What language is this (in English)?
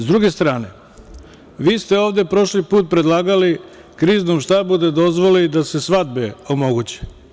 Serbian